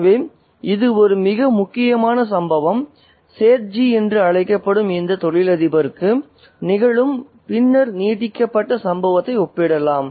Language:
Tamil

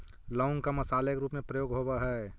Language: Magahi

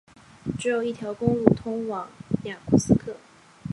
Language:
Chinese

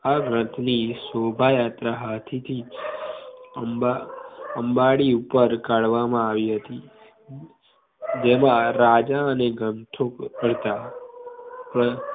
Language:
Gujarati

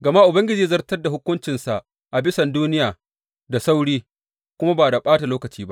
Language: Hausa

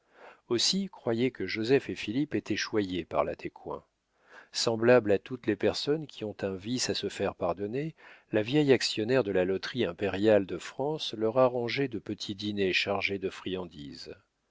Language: French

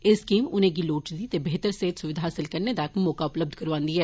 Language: Dogri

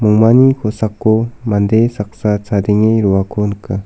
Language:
Garo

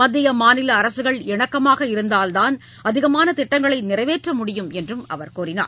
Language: Tamil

